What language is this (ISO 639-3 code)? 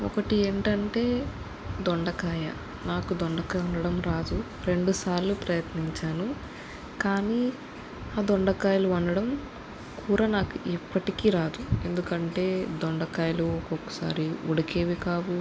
tel